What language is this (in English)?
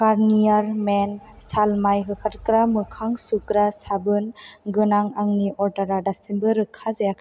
Bodo